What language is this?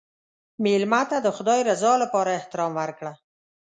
Pashto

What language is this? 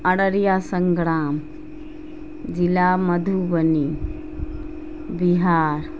Urdu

